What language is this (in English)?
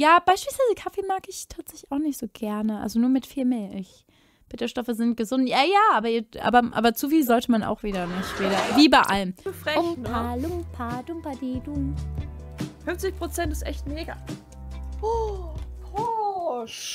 German